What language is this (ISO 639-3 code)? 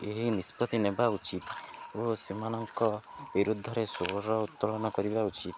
ori